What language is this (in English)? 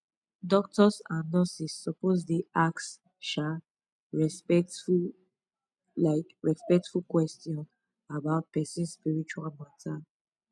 Nigerian Pidgin